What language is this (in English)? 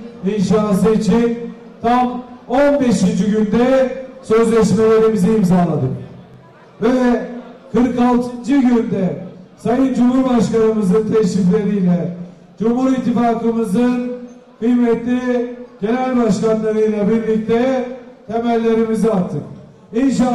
Turkish